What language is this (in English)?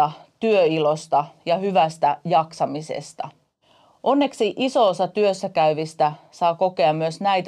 Finnish